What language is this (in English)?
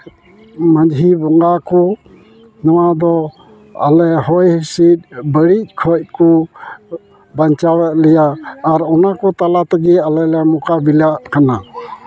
Santali